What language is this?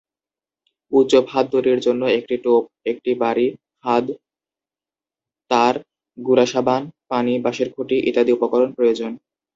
Bangla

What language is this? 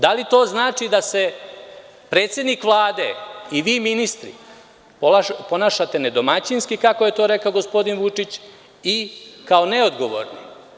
Serbian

